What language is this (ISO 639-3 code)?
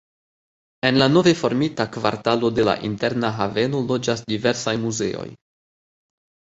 epo